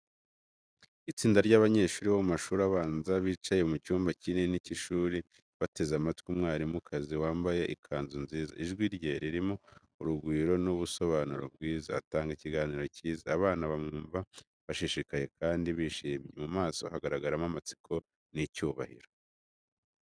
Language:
Kinyarwanda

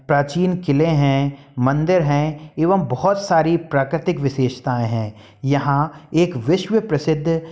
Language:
Hindi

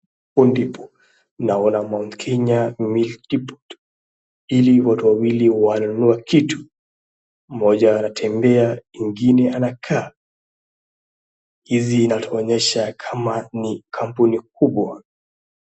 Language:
Swahili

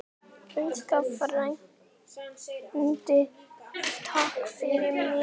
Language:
Icelandic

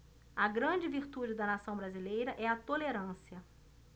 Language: Portuguese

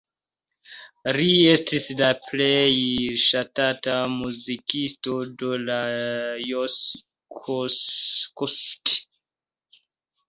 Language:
Esperanto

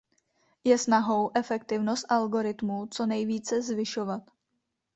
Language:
Czech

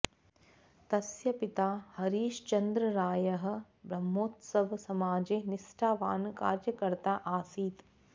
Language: Sanskrit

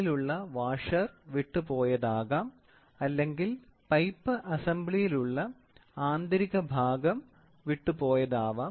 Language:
Malayalam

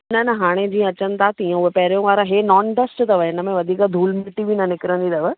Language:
Sindhi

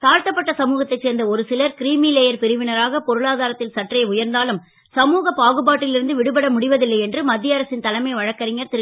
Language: Tamil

